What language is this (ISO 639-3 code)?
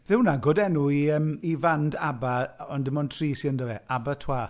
cym